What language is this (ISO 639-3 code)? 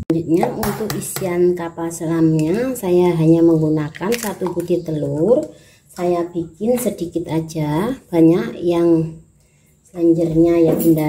ind